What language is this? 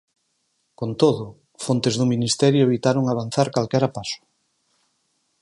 Galician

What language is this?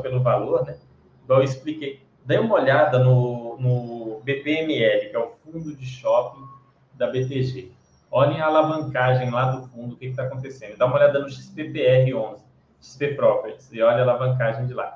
Portuguese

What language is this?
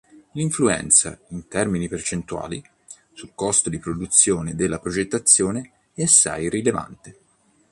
Italian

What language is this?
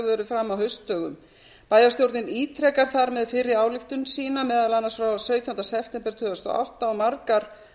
Icelandic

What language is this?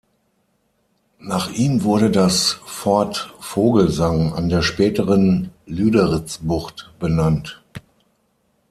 German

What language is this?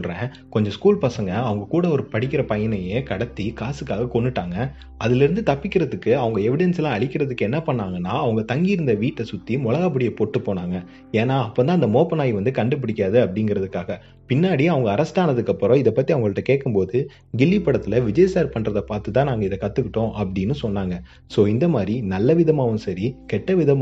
Tamil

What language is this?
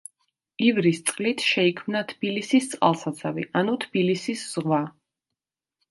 Georgian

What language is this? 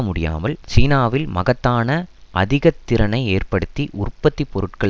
Tamil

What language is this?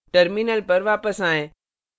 Hindi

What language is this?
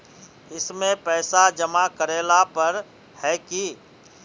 Magahi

